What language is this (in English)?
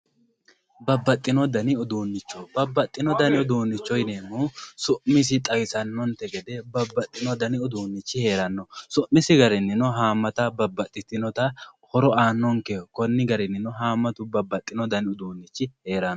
Sidamo